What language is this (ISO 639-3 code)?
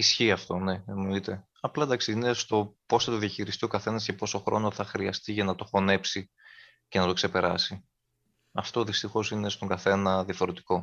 ell